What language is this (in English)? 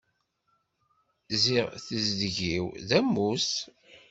Kabyle